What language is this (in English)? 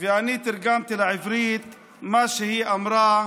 Hebrew